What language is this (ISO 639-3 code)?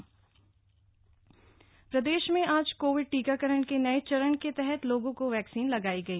hin